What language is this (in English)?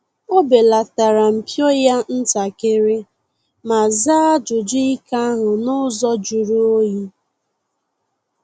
Igbo